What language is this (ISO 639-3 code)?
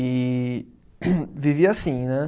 por